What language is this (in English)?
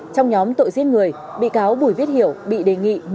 Vietnamese